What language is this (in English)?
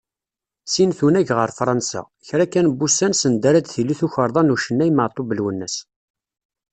Kabyle